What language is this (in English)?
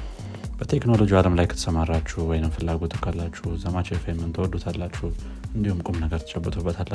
Amharic